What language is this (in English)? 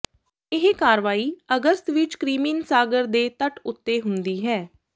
Punjabi